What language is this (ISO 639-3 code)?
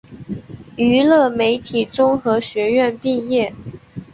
zho